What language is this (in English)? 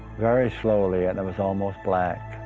English